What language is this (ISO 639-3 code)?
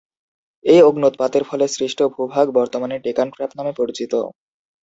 ben